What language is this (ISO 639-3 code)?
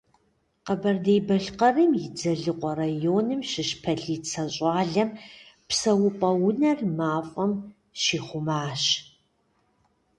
kbd